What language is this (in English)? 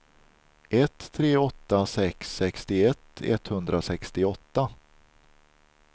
Swedish